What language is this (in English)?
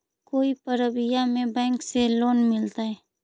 Magahi